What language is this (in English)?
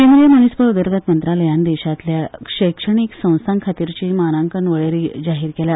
Konkani